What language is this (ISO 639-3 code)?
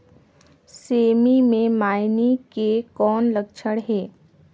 hne